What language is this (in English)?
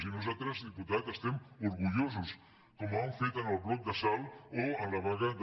Catalan